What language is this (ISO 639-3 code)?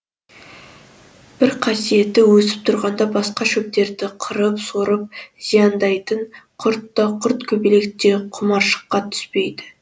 kaz